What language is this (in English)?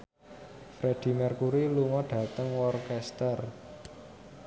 Javanese